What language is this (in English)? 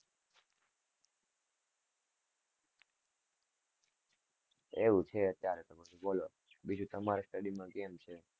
Gujarati